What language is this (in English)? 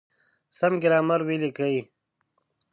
Pashto